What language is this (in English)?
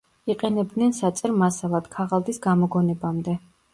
Georgian